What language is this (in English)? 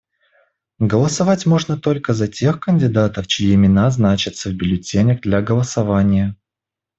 Russian